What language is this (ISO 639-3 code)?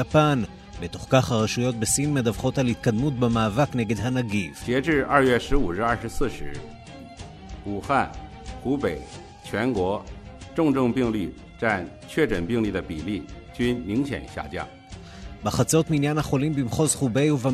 heb